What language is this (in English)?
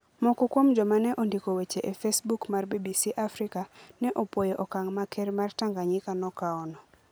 Luo (Kenya and Tanzania)